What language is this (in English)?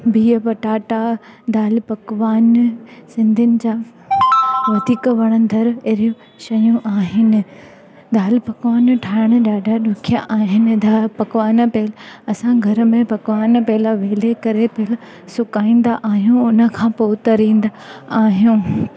Sindhi